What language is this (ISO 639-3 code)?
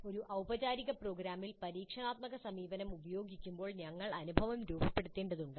mal